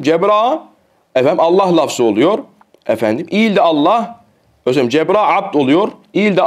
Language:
Turkish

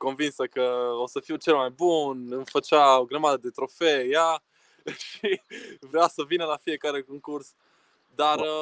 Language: Romanian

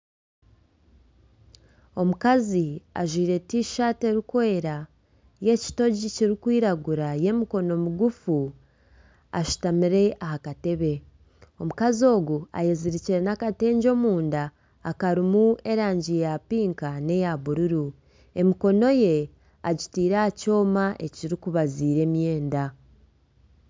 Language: Nyankole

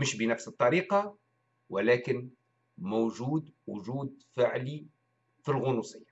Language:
Arabic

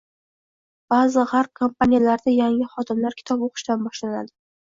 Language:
Uzbek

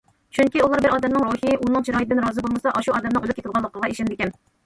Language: Uyghur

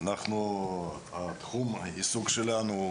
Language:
Hebrew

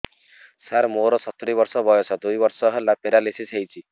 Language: Odia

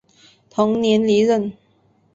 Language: Chinese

